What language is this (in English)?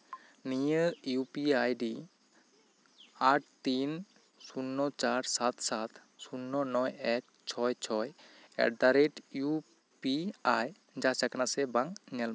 Santali